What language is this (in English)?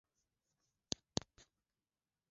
Swahili